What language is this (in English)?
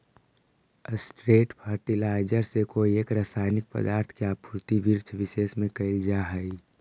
Magahi